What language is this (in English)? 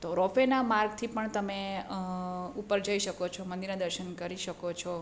Gujarati